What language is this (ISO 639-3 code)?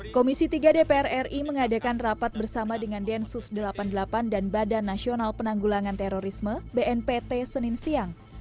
ind